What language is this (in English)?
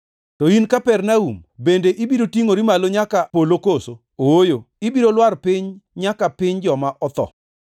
Luo (Kenya and Tanzania)